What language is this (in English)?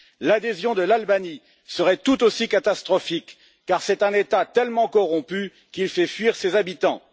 French